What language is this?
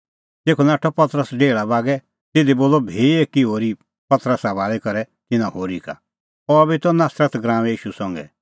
Kullu Pahari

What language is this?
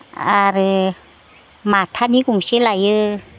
Bodo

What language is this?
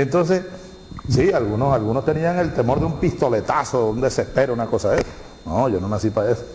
Spanish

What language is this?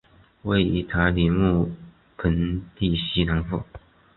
Chinese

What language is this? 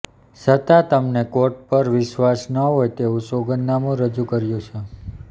Gujarati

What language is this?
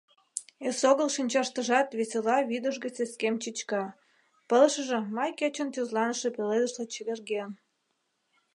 Mari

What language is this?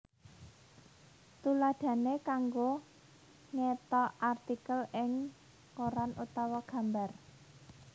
Javanese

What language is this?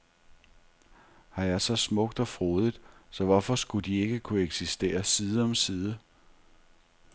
Danish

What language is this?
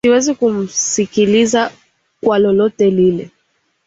Swahili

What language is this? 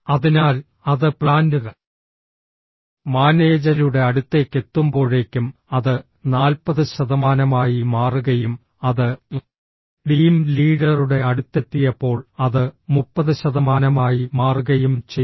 Malayalam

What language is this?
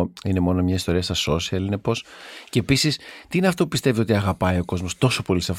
Greek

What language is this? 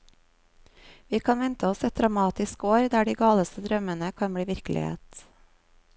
Norwegian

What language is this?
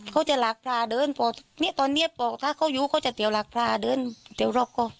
Thai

